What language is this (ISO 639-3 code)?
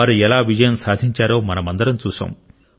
tel